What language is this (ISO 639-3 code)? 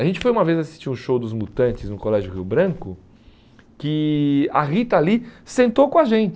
por